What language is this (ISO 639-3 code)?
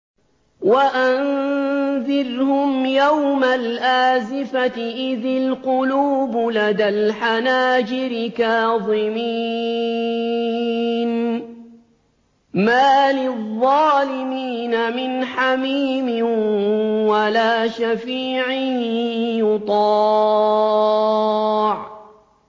ara